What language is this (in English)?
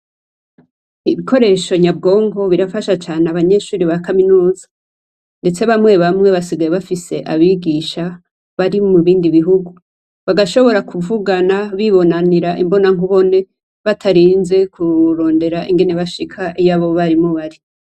Rundi